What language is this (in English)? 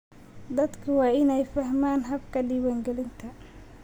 Somali